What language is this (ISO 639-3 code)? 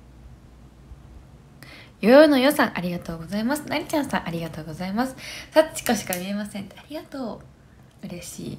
jpn